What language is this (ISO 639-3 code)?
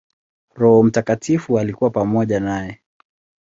swa